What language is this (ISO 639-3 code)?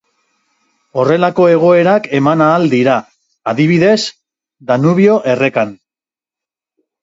eus